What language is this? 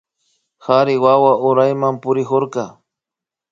Imbabura Highland Quichua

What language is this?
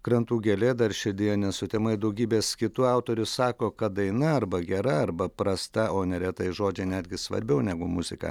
Lithuanian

